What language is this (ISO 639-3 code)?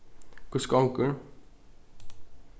fao